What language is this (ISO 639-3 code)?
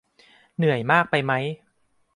tha